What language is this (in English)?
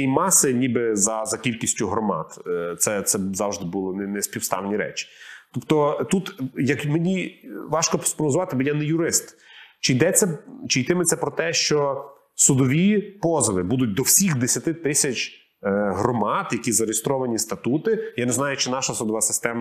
Ukrainian